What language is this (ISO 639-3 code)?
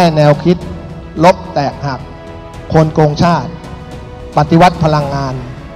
tha